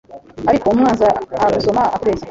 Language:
Kinyarwanda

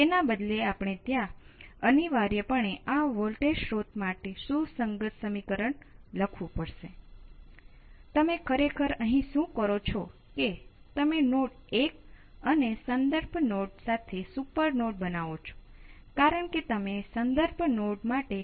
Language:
Gujarati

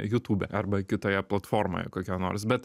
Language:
Lithuanian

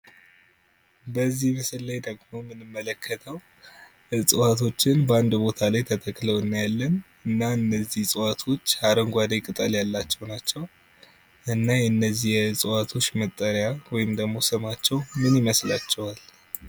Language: Amharic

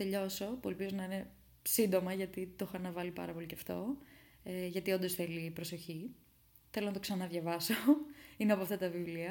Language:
Greek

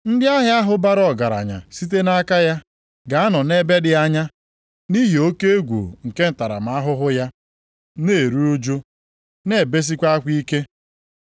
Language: Igbo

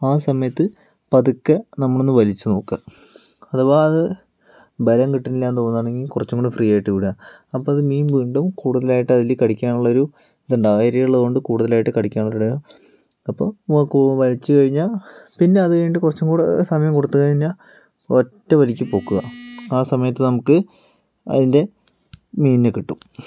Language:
Malayalam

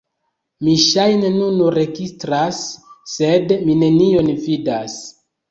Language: Esperanto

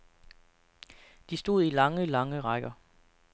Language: Danish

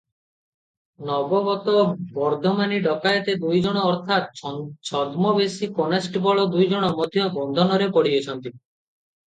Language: Odia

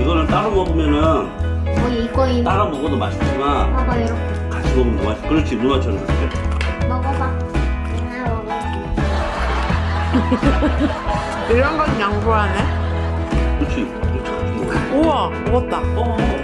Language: Korean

